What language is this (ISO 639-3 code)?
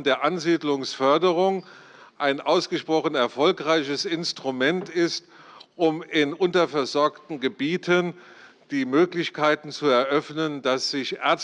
deu